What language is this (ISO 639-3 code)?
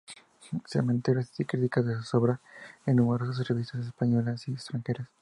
spa